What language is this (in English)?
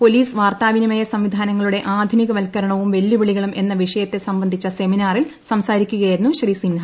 Malayalam